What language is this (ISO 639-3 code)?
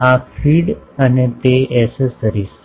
guj